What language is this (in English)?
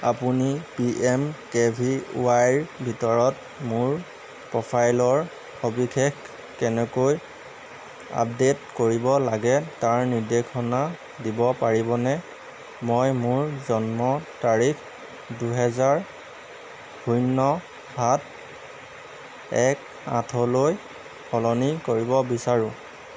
Assamese